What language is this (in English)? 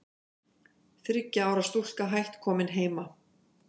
Icelandic